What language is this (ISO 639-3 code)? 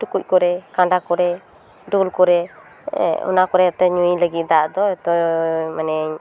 sat